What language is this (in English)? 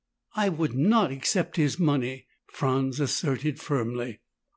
English